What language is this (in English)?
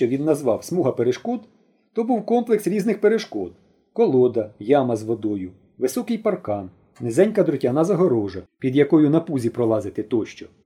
Ukrainian